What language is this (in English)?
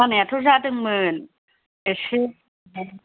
Bodo